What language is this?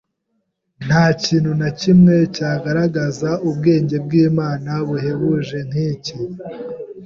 Kinyarwanda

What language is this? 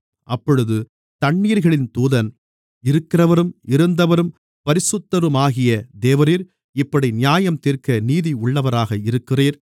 Tamil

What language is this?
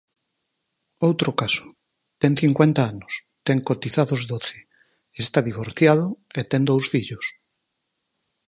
Galician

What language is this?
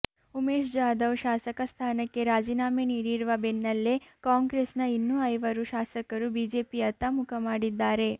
Kannada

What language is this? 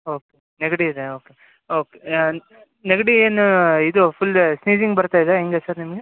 Kannada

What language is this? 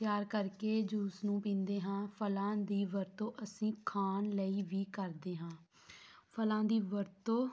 Punjabi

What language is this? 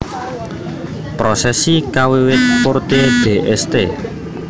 Javanese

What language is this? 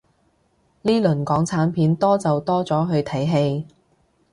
Cantonese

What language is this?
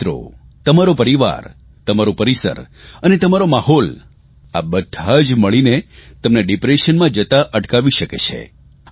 Gujarati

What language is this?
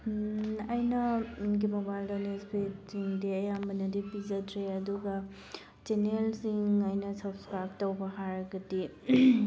Manipuri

